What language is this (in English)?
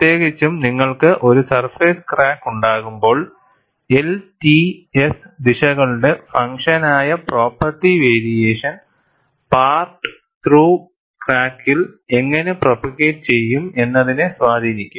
Malayalam